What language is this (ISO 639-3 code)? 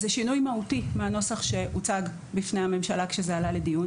heb